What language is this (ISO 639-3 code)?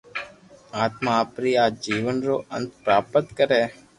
lrk